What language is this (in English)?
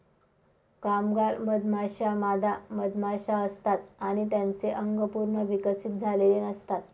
Marathi